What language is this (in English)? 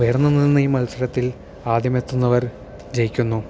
Malayalam